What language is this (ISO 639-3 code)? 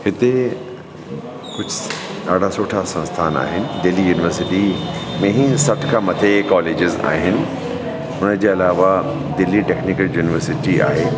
snd